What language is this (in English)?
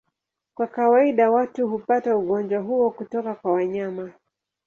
Swahili